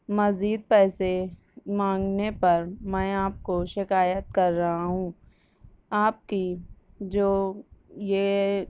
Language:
Urdu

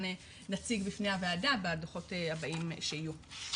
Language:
Hebrew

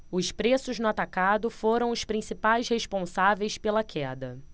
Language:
Portuguese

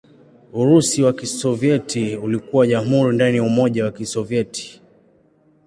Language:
Swahili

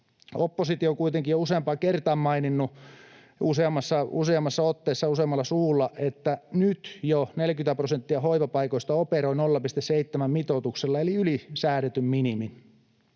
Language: Finnish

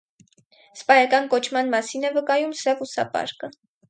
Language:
Armenian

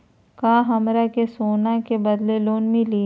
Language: Magahi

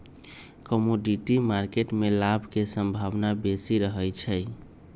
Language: Magahi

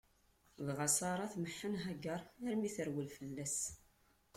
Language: Kabyle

